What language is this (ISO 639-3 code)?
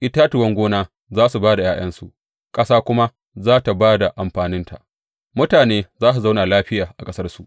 hau